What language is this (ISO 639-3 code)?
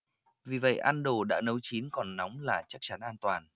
vie